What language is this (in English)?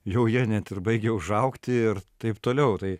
Lithuanian